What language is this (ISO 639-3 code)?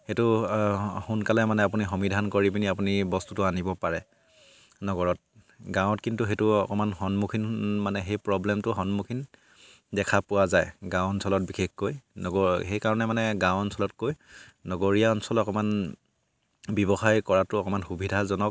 asm